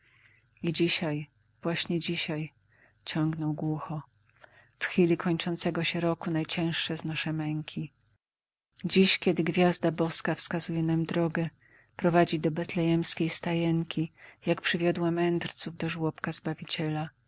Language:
Polish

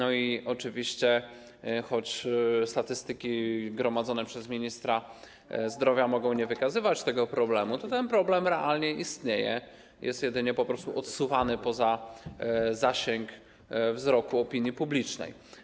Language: Polish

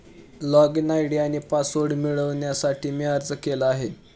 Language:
Marathi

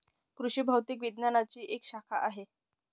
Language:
Marathi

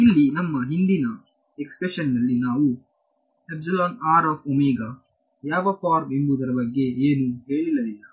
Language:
Kannada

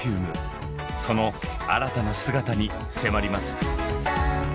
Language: Japanese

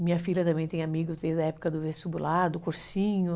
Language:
Portuguese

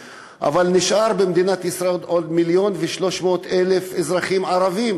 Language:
Hebrew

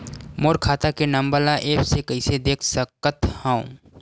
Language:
Chhattisgarhi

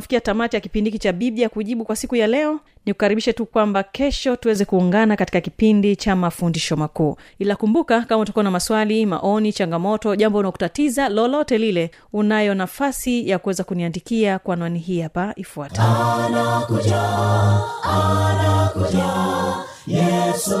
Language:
Swahili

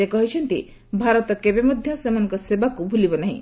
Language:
Odia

